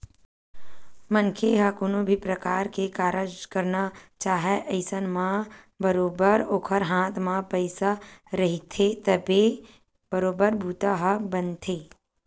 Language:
Chhattisgarhi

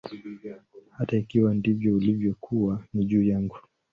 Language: Swahili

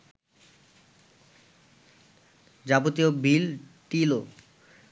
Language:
Bangla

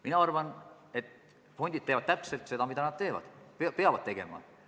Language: Estonian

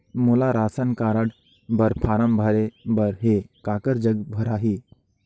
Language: Chhattisgarhi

